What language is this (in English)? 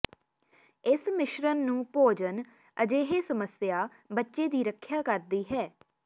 Punjabi